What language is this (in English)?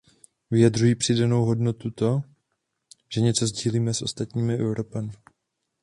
Czech